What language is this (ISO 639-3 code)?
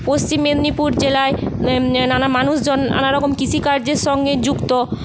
ben